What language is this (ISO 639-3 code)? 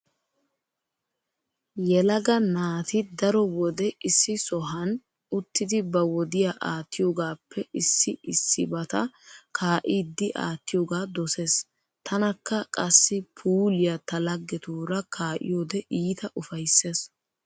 wal